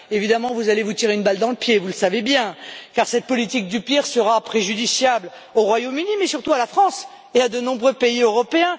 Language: French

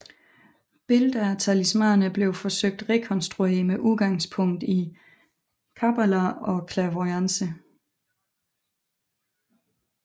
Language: Danish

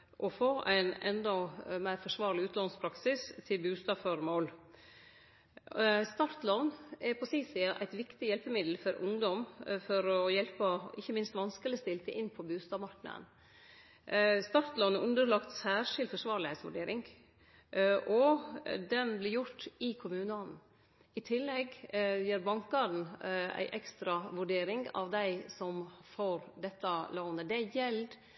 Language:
Norwegian Nynorsk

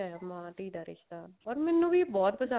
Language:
Punjabi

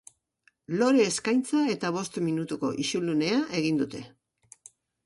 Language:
Basque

